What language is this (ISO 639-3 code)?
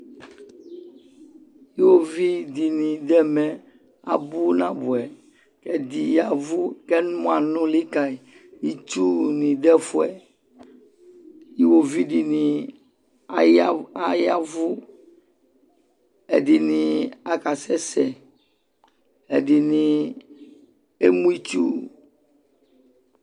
kpo